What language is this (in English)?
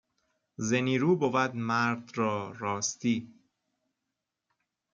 Persian